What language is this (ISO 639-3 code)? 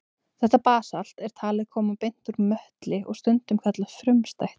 isl